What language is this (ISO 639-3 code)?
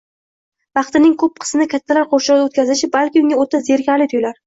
uzb